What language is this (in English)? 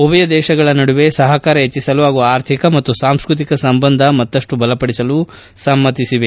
Kannada